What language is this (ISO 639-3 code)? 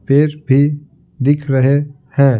hin